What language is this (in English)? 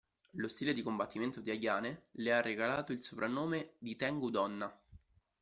Italian